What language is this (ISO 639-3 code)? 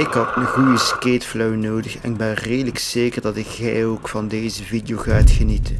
nld